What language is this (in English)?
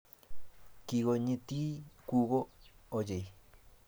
Kalenjin